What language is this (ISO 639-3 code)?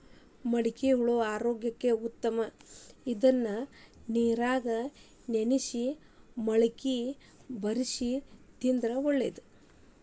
kan